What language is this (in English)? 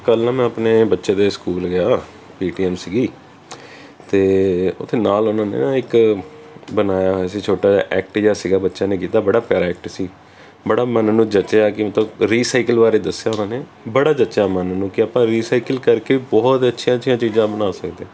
Punjabi